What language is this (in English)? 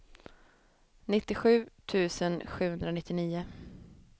Swedish